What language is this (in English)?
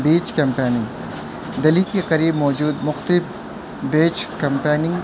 Urdu